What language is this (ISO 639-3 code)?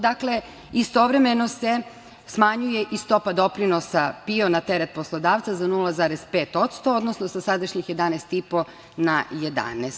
srp